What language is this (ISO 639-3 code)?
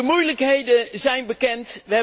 nld